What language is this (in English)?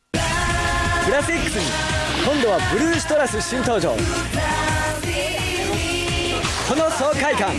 Japanese